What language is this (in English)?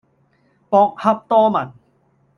Cantonese